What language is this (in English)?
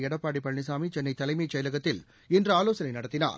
Tamil